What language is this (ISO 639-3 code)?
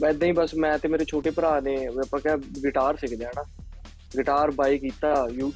pan